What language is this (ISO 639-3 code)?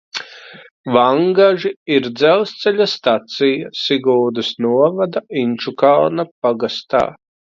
lav